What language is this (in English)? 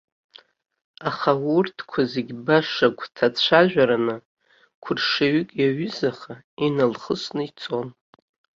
Abkhazian